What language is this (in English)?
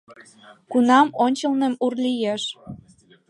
Mari